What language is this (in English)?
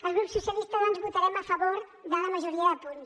Catalan